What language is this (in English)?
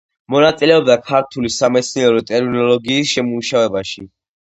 Georgian